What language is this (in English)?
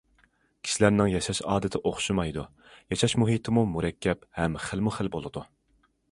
Uyghur